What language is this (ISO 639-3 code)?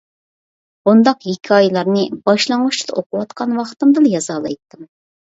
uig